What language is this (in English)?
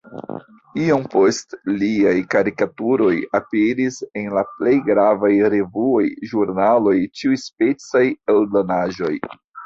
Esperanto